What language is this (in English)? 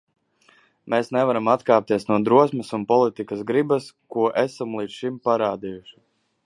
Latvian